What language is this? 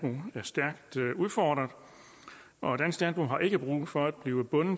Danish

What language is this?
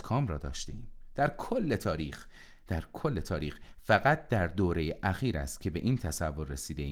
Persian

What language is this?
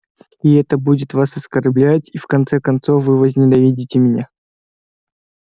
Russian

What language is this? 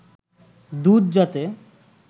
Bangla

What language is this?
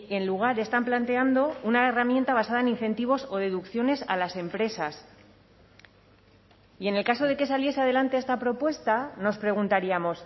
Spanish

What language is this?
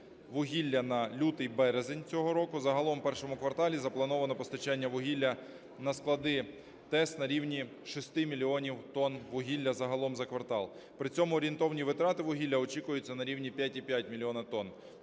Ukrainian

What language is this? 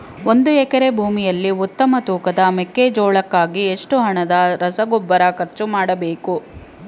Kannada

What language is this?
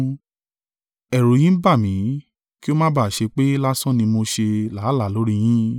Yoruba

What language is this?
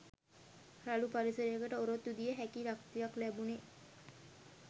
Sinhala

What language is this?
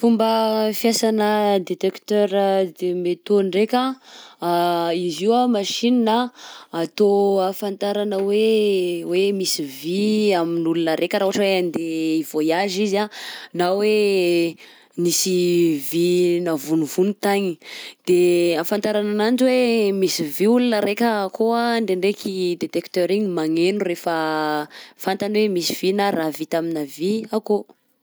Southern Betsimisaraka Malagasy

